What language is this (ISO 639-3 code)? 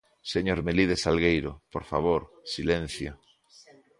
glg